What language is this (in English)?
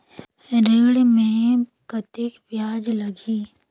Chhattisgarhi